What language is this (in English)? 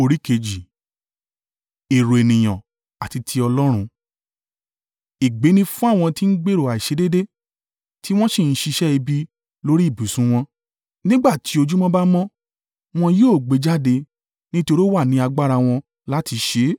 Yoruba